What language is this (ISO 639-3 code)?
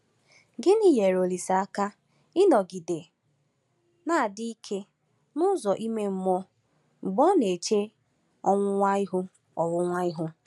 ibo